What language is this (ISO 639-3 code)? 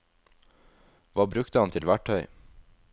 nor